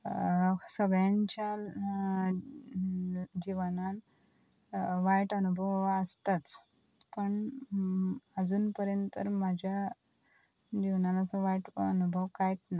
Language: Konkani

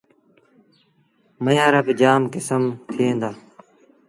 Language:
Sindhi Bhil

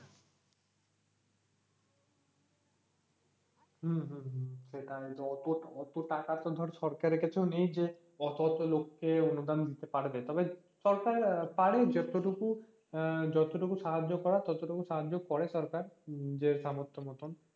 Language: Bangla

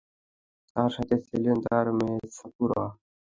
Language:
Bangla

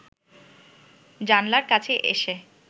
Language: Bangla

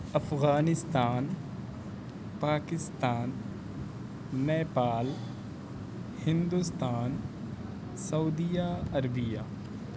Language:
Urdu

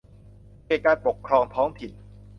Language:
Thai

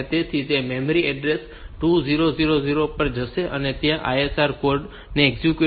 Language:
Gujarati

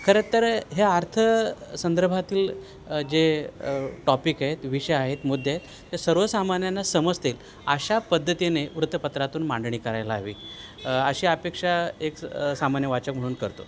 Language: Marathi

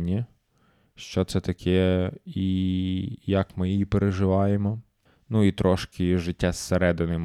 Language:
Ukrainian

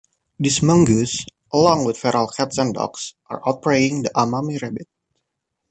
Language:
English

